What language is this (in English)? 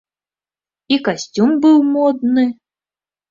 Belarusian